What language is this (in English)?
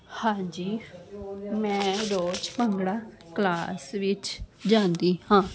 Punjabi